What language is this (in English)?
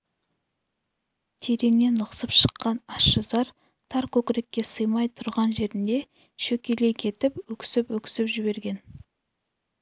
Kazakh